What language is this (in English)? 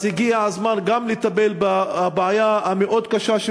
Hebrew